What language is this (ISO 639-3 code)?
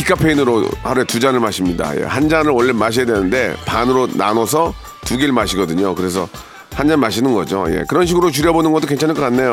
kor